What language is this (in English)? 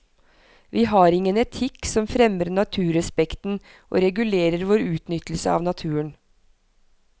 Norwegian